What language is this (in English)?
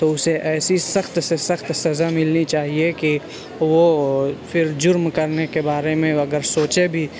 Urdu